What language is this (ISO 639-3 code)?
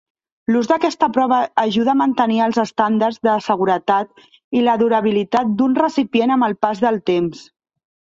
cat